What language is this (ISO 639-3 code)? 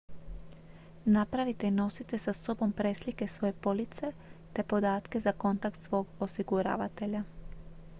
hrv